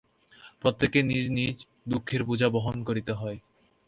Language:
Bangla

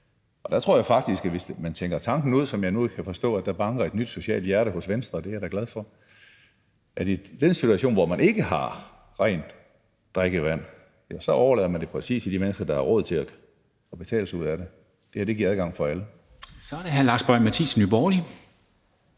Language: Danish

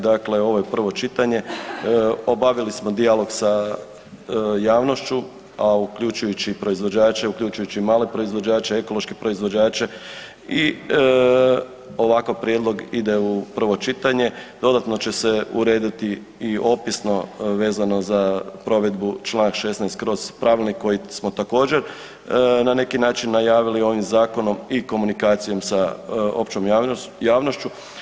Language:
Croatian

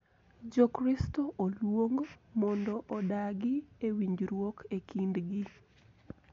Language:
Luo (Kenya and Tanzania)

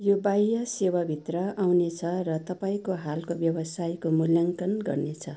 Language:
Nepali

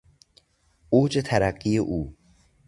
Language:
Persian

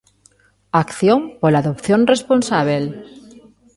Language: Galician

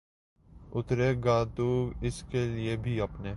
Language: Urdu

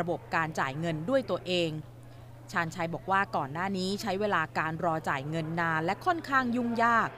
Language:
Thai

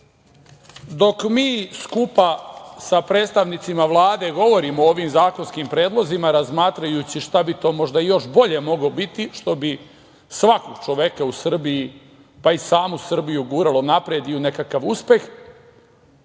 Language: Serbian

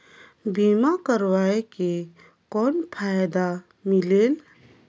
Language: Chhattisgarhi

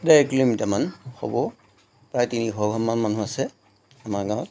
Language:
Assamese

